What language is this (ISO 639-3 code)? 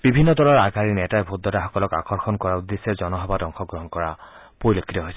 asm